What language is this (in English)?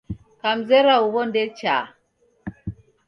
Taita